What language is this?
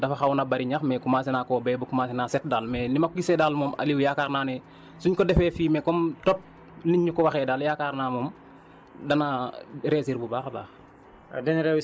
Wolof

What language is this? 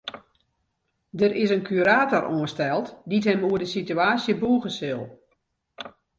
Western Frisian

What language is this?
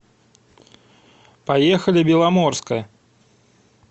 Russian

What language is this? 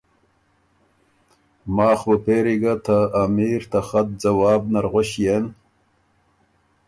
Ormuri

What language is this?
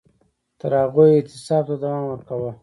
Pashto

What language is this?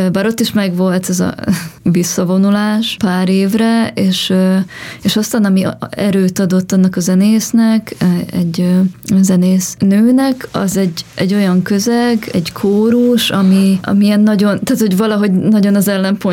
Hungarian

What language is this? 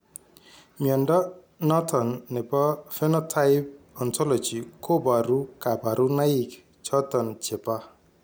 Kalenjin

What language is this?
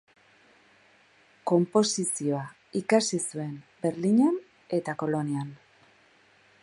Basque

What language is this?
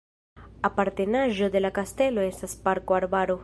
Esperanto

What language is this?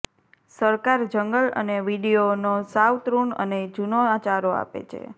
Gujarati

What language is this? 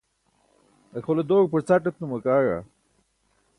Burushaski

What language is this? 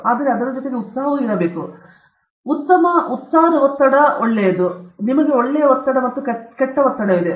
Kannada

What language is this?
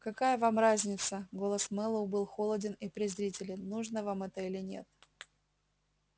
Russian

